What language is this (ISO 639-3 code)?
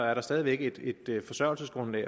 dan